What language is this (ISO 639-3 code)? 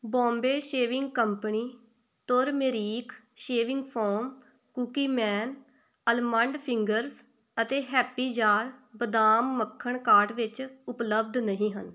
pan